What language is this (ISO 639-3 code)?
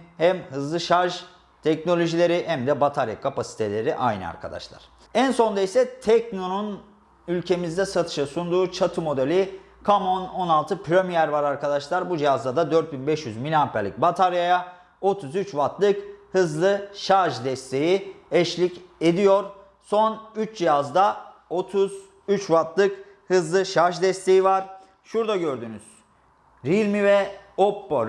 tur